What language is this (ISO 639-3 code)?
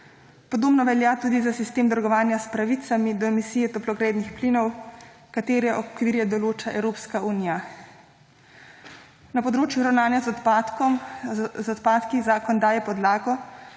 slv